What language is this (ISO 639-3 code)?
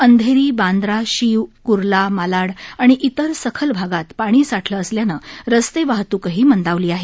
mar